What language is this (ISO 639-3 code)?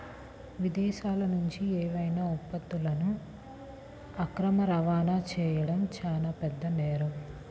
tel